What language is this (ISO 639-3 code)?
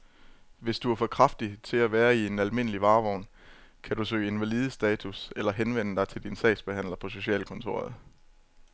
dan